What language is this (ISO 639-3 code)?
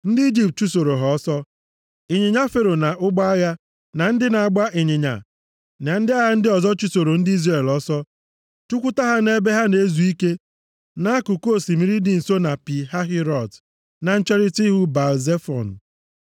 ibo